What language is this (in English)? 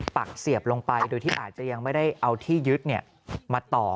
Thai